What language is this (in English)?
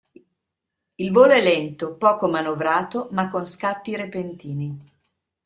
Italian